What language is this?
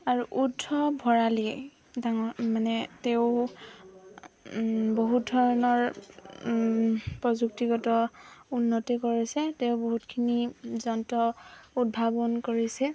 Assamese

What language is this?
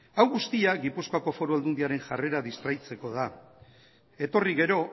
Basque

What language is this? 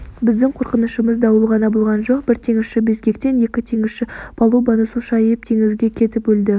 Kazakh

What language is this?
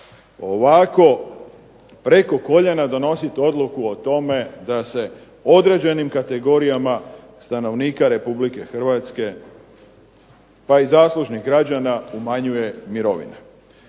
Croatian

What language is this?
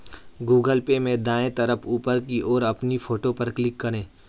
Hindi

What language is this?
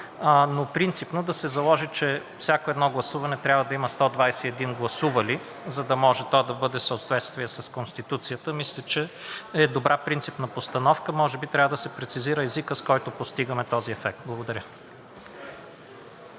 Bulgarian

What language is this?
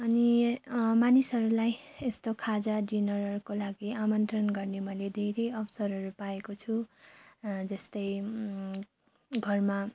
Nepali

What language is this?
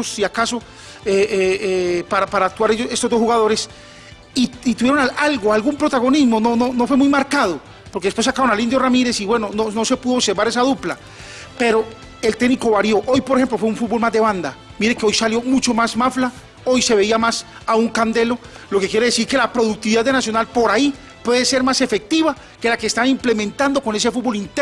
Spanish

